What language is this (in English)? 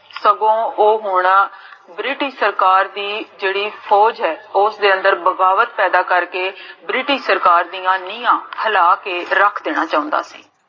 Punjabi